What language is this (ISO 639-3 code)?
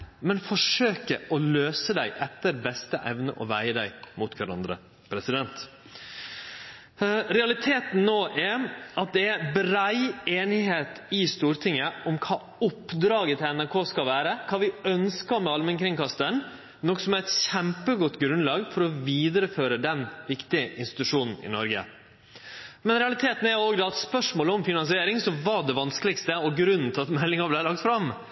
nno